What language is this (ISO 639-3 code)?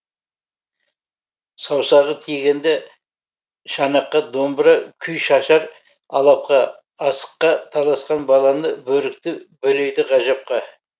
kaz